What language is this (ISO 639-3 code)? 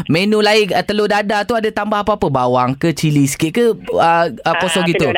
msa